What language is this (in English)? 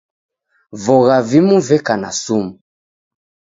Taita